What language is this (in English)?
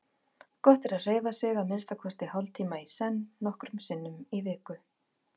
Icelandic